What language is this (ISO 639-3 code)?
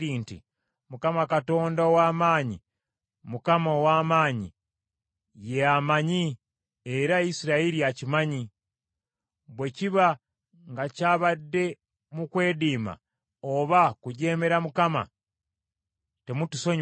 lug